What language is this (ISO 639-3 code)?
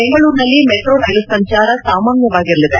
kan